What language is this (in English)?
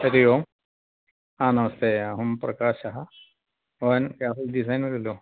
Sanskrit